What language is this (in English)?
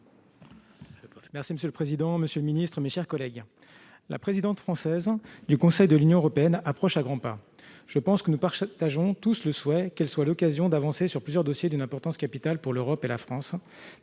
French